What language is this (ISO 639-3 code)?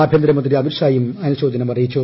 mal